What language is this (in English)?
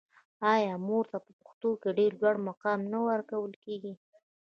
Pashto